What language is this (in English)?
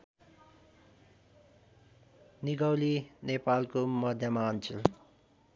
Nepali